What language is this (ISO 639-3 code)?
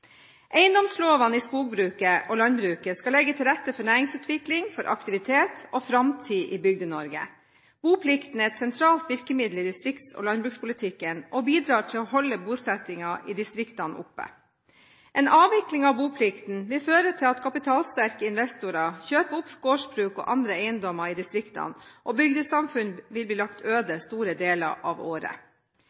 nob